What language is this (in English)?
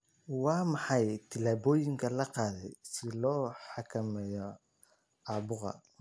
Somali